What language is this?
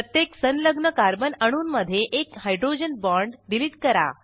Marathi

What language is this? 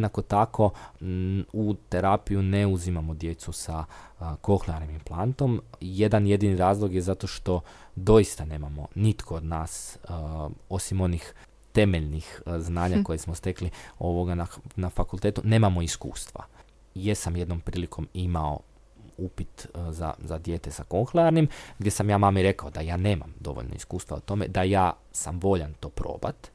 Croatian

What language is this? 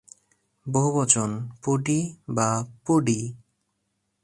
Bangla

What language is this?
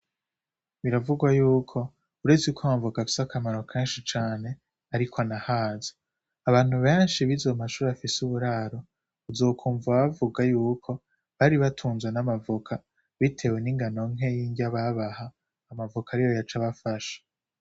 Rundi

